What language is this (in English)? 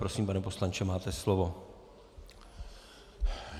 Czech